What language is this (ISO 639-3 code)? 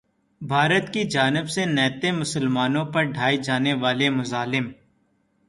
urd